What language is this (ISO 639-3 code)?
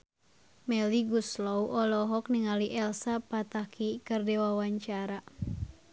sun